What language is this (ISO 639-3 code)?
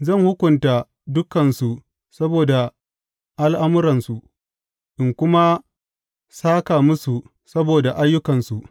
hau